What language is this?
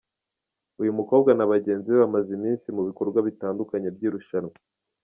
Kinyarwanda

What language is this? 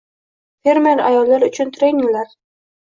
Uzbek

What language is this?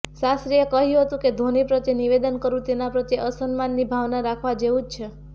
Gujarati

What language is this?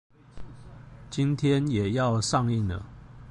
Chinese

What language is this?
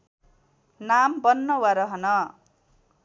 Nepali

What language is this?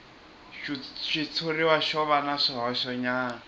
Tsonga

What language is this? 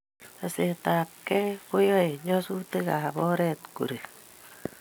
Kalenjin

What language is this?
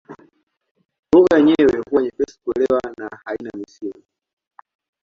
Swahili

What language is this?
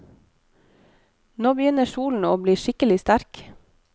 Norwegian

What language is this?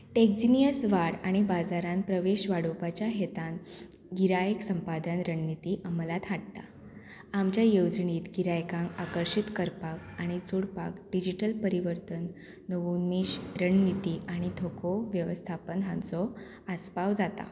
Konkani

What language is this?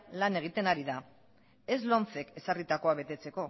Basque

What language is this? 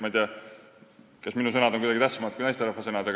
Estonian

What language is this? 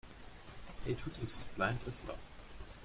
English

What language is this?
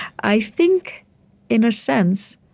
English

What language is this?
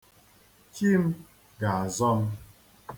Igbo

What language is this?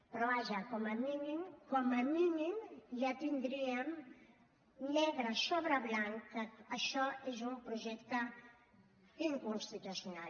Catalan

